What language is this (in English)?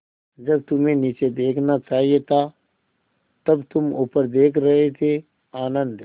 Hindi